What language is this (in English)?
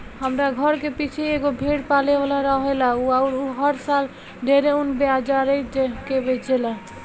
Bhojpuri